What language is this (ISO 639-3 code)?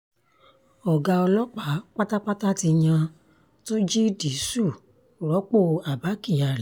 yor